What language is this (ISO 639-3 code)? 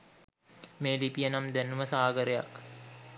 sin